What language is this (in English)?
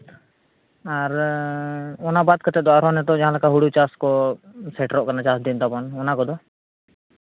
Santali